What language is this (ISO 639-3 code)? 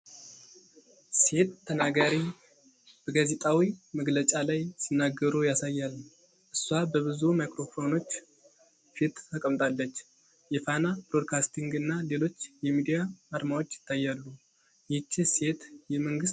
amh